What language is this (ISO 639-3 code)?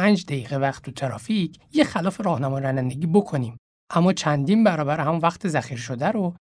fas